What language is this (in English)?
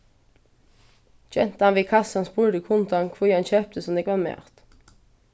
Faroese